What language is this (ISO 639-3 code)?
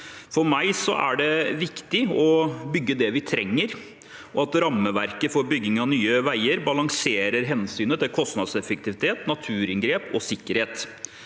nor